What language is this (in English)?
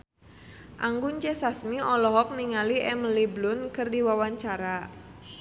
Sundanese